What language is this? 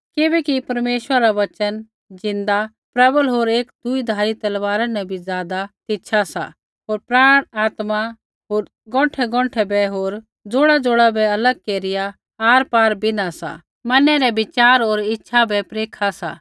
Kullu Pahari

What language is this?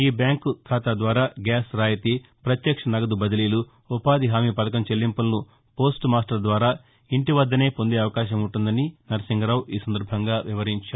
Telugu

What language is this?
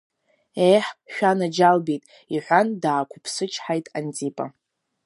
Abkhazian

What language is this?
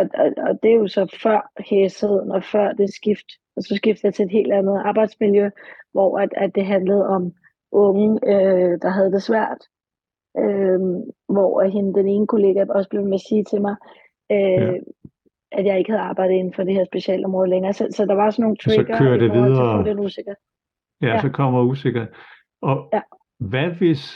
Danish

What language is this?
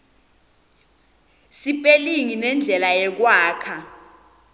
Swati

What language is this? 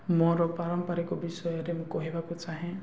Odia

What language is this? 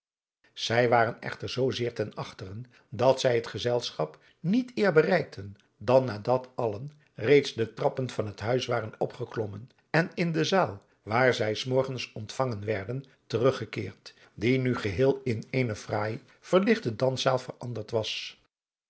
Dutch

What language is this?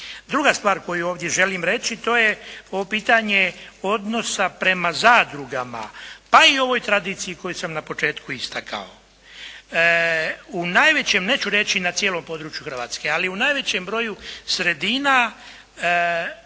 Croatian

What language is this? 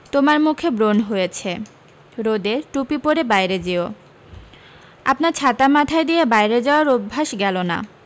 Bangla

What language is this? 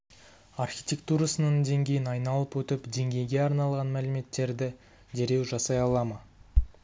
Kazakh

